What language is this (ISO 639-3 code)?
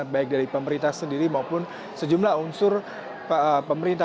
ind